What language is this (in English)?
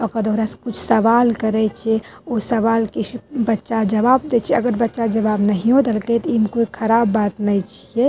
Maithili